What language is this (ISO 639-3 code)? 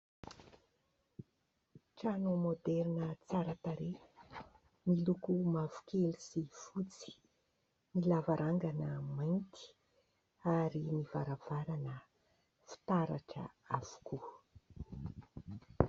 mlg